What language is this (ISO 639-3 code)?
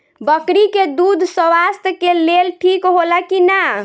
bho